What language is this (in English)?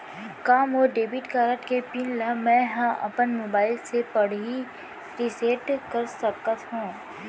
Chhattisgarhi